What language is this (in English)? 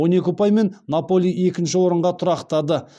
Kazakh